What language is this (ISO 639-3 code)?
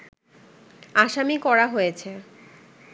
ben